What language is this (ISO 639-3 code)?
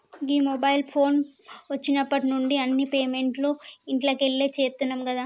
tel